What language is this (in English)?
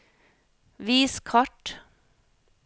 Norwegian